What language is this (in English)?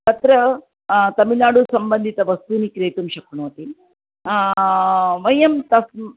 Sanskrit